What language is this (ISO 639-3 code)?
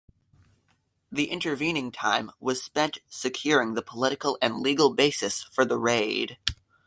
eng